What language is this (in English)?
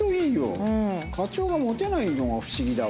Japanese